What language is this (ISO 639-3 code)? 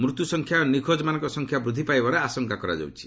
ori